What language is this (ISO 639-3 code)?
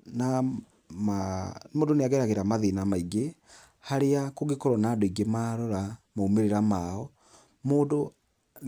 kik